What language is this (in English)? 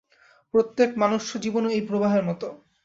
Bangla